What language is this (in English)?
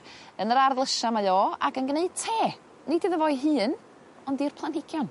Welsh